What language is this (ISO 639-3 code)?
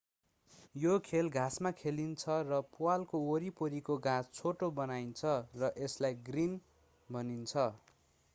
nep